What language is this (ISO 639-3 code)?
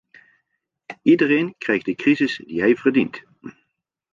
nld